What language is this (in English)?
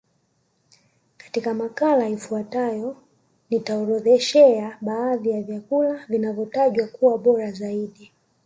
Swahili